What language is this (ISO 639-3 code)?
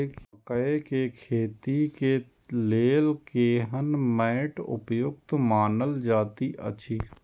mai